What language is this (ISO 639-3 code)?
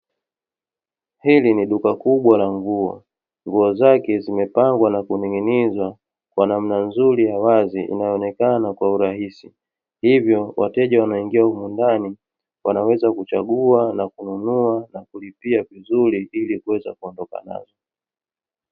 swa